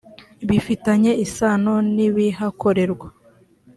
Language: Kinyarwanda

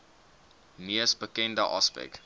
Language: Afrikaans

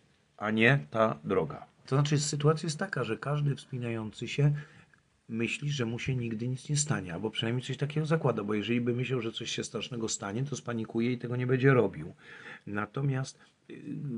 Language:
Polish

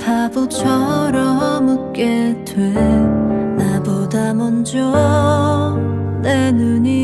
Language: Korean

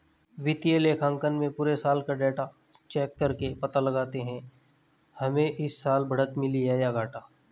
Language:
Hindi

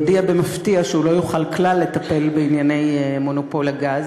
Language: Hebrew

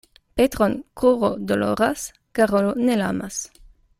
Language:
Esperanto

